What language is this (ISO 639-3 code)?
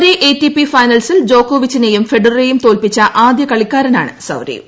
mal